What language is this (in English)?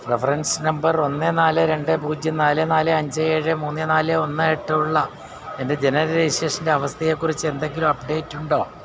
Malayalam